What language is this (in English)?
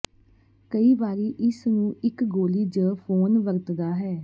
Punjabi